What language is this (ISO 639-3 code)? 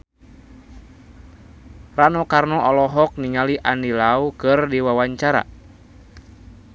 sun